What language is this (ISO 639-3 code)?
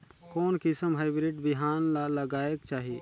hne